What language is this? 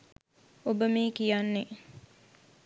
Sinhala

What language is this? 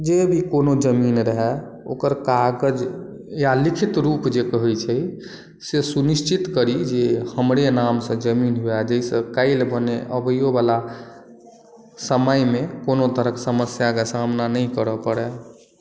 Maithili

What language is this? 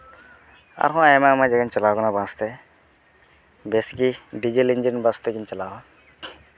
Santali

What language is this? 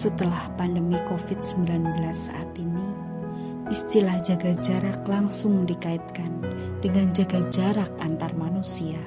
Indonesian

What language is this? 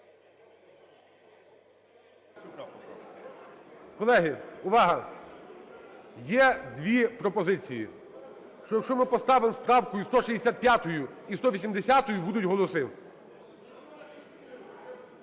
Ukrainian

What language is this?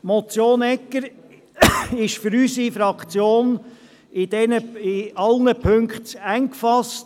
Swiss German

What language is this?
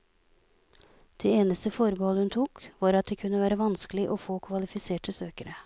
Norwegian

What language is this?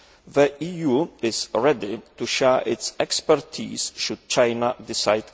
English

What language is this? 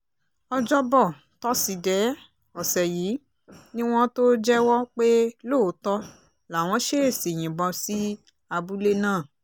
Yoruba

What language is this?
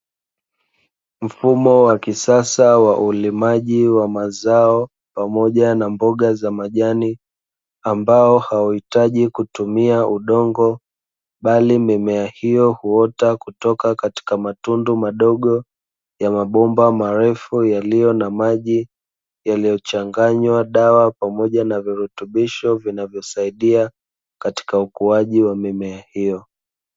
Swahili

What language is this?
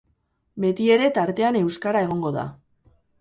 Basque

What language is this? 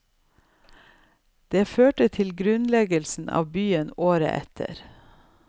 Norwegian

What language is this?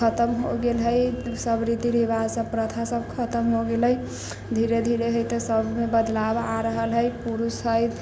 Maithili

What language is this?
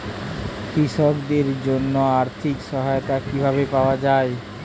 Bangla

